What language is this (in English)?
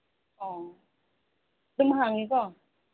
Manipuri